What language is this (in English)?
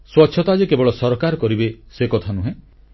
Odia